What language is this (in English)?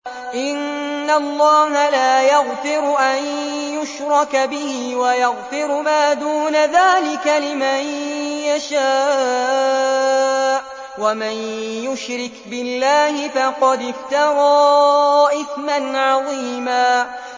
Arabic